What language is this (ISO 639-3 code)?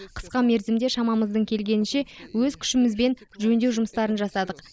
kaz